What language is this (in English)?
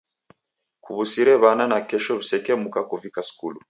Taita